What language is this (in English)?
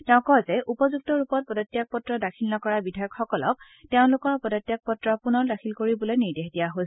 Assamese